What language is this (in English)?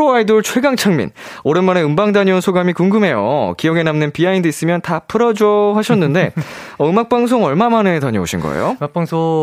Korean